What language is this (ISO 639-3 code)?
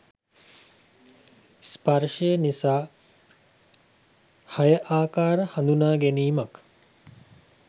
sin